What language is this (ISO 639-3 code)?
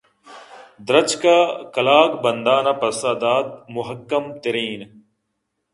bgp